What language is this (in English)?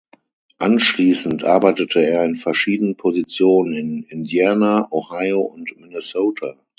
German